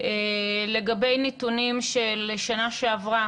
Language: Hebrew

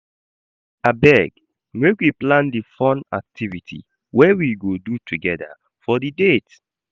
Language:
Nigerian Pidgin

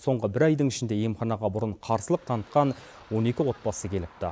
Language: Kazakh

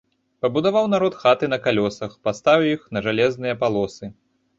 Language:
Belarusian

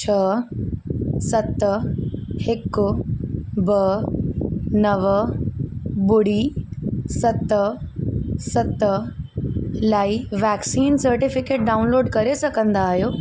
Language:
Sindhi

